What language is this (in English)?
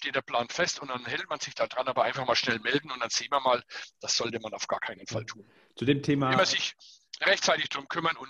German